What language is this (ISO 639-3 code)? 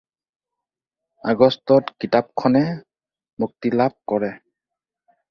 asm